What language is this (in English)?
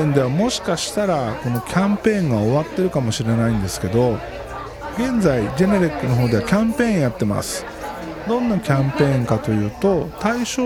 Japanese